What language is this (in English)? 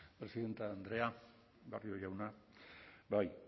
Basque